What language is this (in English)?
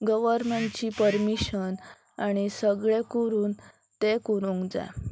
Konkani